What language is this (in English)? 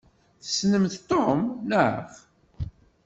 Kabyle